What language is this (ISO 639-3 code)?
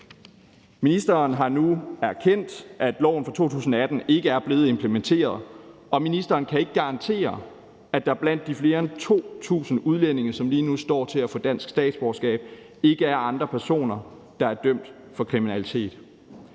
dan